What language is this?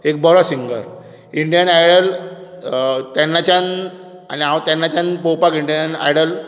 Konkani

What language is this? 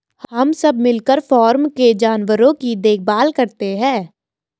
Hindi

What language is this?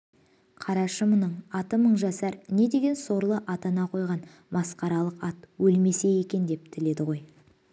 Kazakh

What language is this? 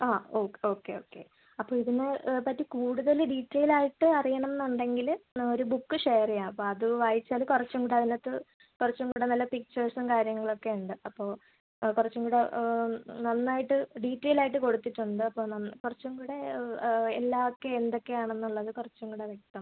Malayalam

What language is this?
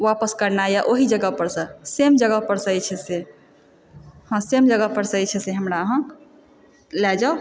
Maithili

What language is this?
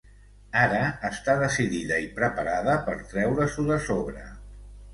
Catalan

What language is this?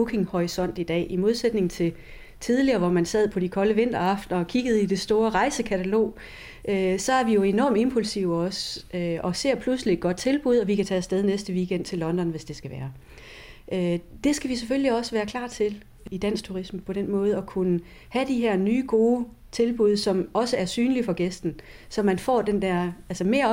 Danish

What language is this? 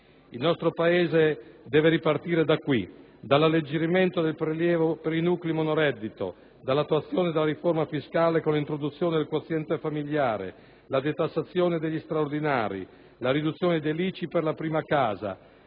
Italian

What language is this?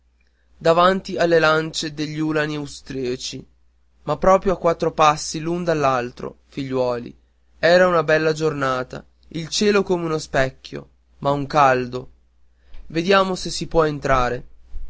Italian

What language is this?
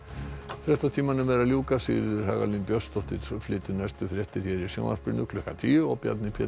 Icelandic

